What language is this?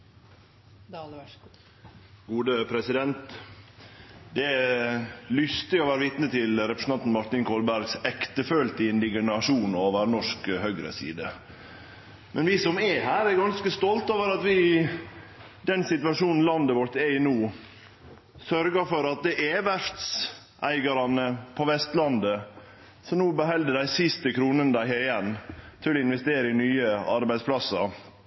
Norwegian Nynorsk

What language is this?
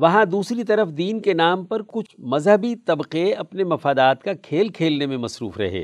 Urdu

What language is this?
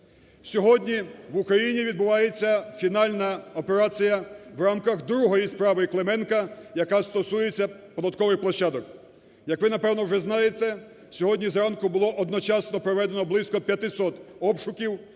Ukrainian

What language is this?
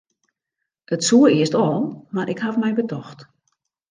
Western Frisian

